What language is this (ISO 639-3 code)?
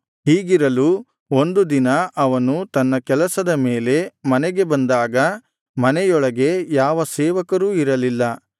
kan